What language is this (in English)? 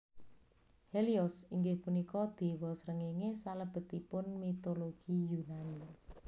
Javanese